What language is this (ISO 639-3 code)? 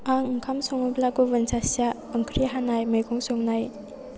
brx